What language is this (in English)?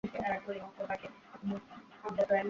Bangla